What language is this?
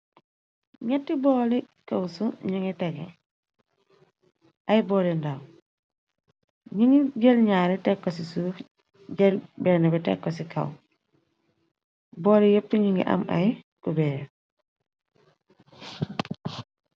Wolof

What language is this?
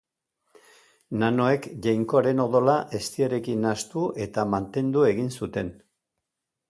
Basque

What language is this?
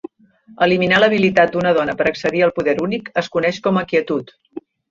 Catalan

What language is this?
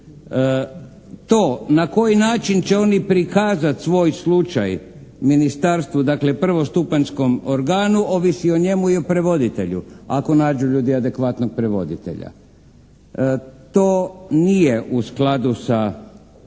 Croatian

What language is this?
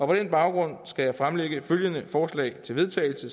Danish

